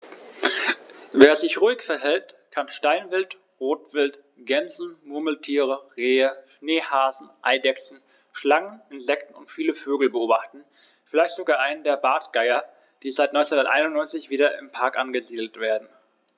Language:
German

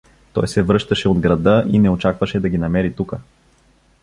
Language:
Bulgarian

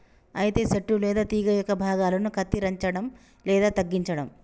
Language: Telugu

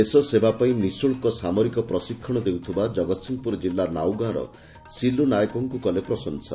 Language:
Odia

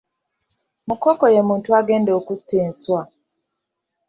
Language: Ganda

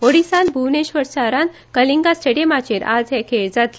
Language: Konkani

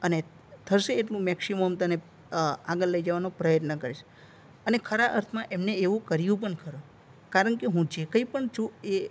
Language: Gujarati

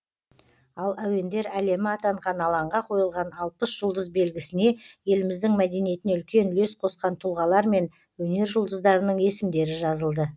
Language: Kazakh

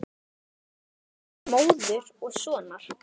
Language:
Icelandic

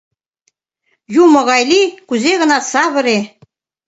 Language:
Mari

